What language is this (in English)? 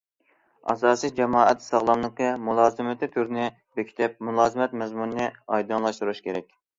Uyghur